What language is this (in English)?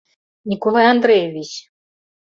Mari